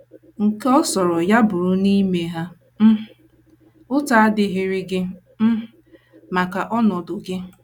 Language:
Igbo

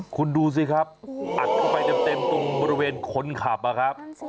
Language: Thai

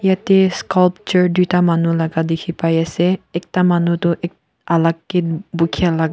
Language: Naga Pidgin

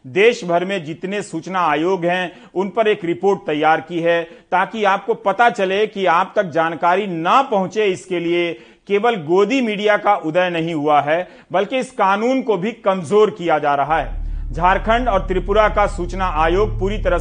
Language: Hindi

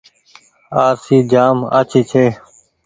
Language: Goaria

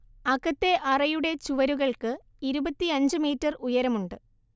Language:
Malayalam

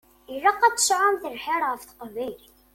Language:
Kabyle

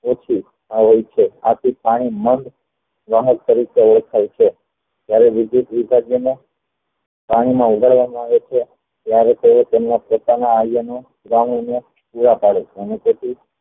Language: Gujarati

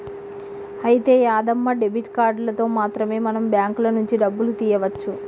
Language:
Telugu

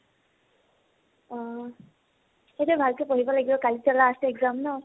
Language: Assamese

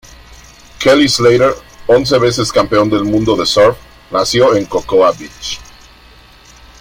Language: Spanish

